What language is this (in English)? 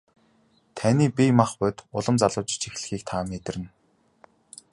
Mongolian